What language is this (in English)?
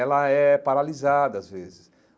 Portuguese